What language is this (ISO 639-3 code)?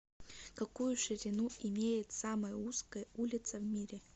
rus